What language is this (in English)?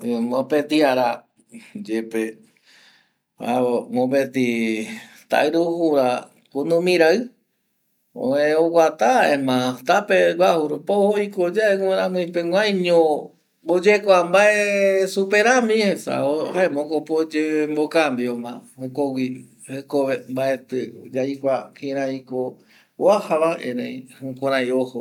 Eastern Bolivian Guaraní